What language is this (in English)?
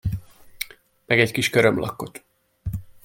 Hungarian